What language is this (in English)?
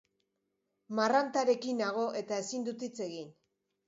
Basque